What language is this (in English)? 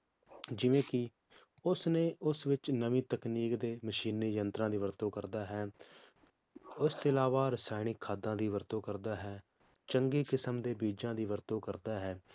Punjabi